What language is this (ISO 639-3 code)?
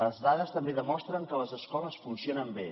cat